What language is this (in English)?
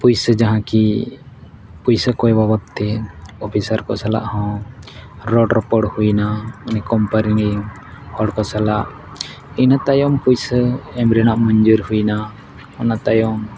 Santali